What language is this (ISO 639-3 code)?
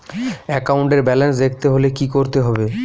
ben